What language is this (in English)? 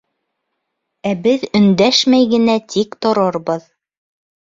Bashkir